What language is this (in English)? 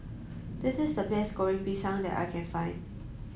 English